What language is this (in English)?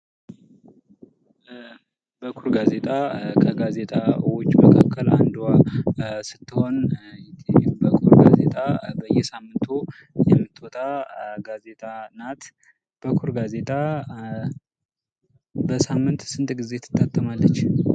Amharic